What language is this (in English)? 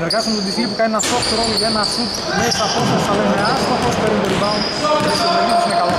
Greek